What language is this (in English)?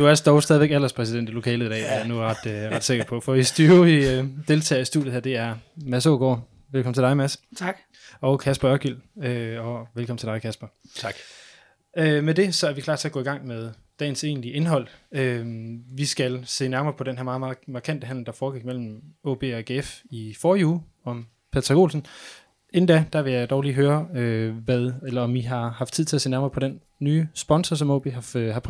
Danish